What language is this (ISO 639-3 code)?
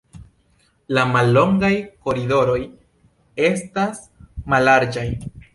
epo